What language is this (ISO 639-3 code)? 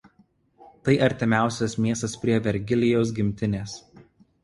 lit